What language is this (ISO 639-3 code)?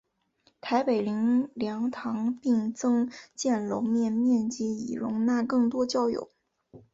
zho